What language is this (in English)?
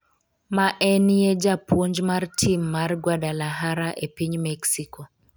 Luo (Kenya and Tanzania)